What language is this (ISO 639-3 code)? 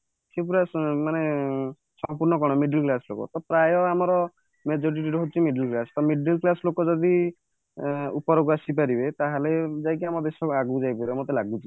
ori